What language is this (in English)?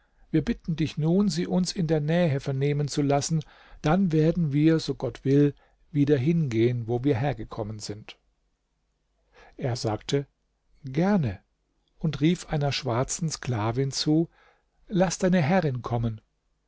German